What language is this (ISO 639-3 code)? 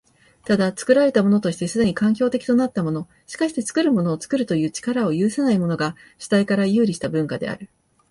jpn